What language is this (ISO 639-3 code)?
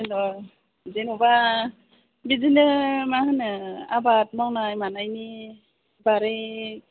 brx